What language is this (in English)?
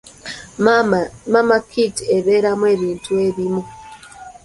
Ganda